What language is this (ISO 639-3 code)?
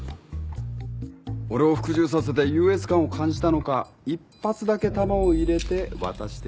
jpn